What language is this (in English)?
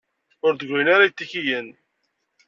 Kabyle